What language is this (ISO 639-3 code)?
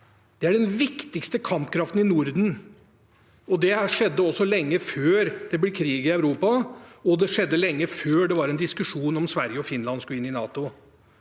nor